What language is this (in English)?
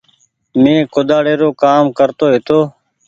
Goaria